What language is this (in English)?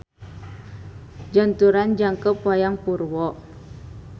Sundanese